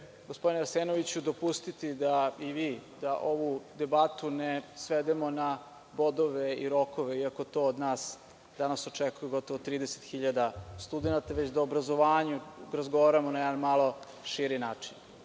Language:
Serbian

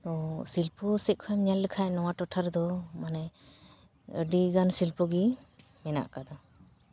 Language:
Santali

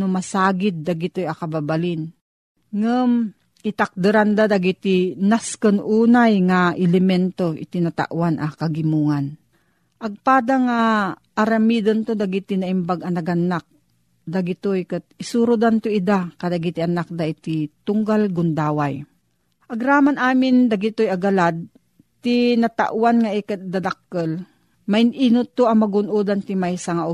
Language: Filipino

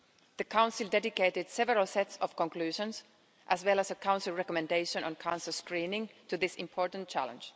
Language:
English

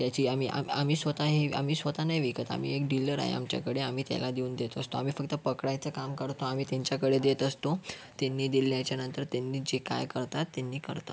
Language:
Marathi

